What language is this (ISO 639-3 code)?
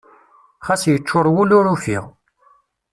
kab